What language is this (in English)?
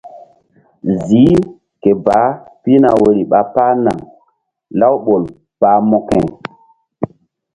Mbum